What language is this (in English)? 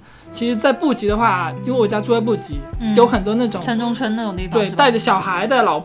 Chinese